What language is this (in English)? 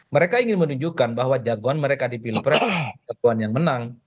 Indonesian